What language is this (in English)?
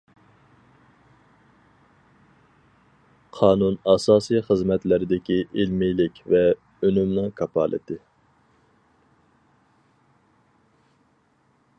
Uyghur